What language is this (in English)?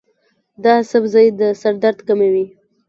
Pashto